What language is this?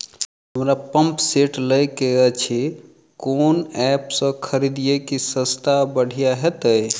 Maithili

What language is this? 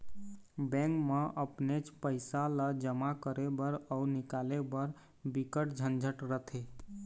Chhattisgarhi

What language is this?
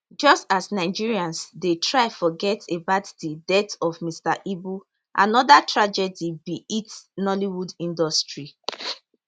Nigerian Pidgin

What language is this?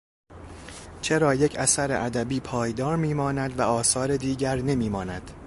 Persian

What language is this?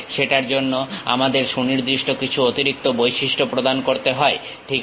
Bangla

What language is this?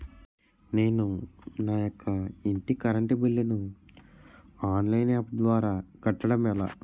Telugu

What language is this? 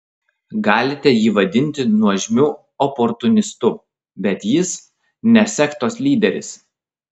Lithuanian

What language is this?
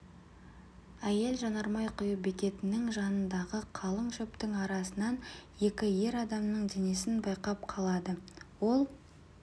Kazakh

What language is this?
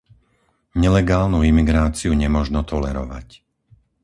Slovak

